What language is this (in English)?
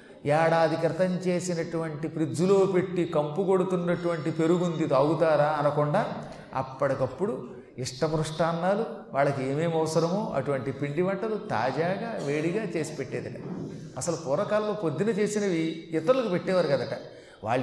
Telugu